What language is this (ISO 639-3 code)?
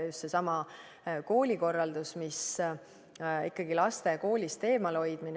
est